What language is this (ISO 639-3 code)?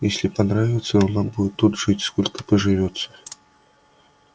rus